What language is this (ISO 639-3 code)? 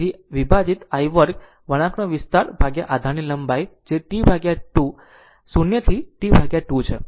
guj